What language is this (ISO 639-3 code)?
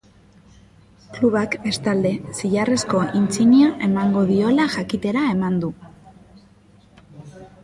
eus